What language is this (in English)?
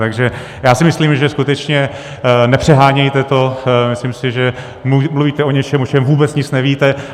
Czech